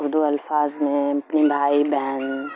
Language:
Urdu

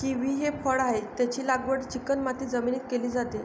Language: Marathi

